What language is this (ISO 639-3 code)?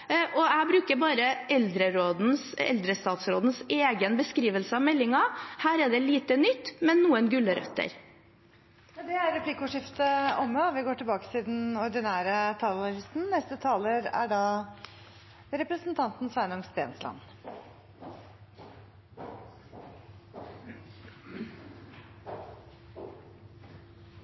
nor